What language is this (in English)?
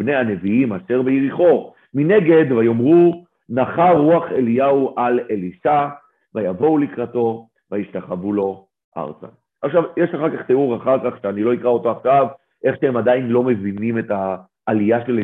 Hebrew